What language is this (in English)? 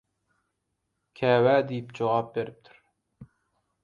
Turkmen